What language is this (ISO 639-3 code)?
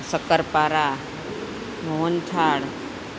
guj